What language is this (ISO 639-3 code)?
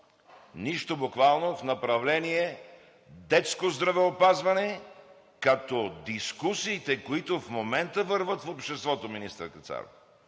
bul